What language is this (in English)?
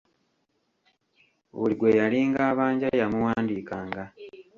Ganda